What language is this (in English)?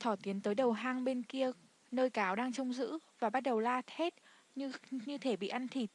Vietnamese